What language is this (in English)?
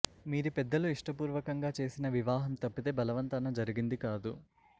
Telugu